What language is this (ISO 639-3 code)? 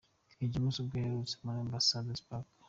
kin